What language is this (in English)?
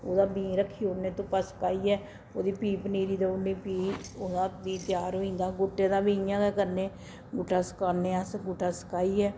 Dogri